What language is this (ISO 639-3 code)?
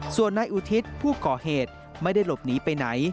tha